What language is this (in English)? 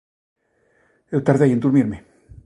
Galician